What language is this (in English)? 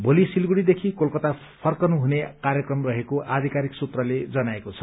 Nepali